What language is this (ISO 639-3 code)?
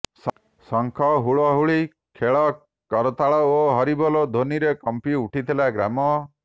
ori